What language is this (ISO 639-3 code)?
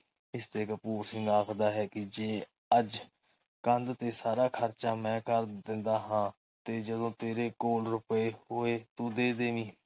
pan